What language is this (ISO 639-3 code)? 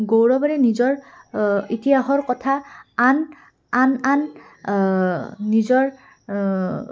asm